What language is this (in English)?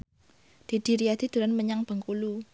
Javanese